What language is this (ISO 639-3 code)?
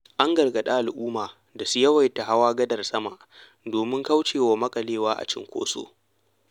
hau